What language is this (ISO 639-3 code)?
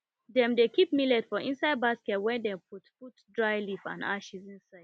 pcm